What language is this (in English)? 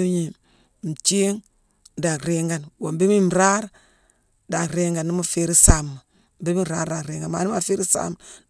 Mansoanka